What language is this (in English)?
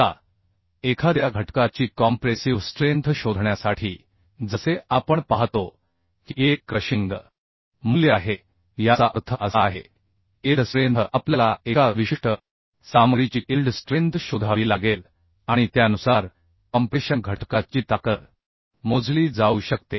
Marathi